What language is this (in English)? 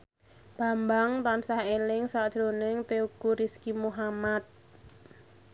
Javanese